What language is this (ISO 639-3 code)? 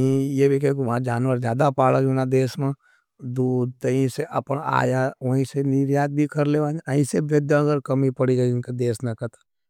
noe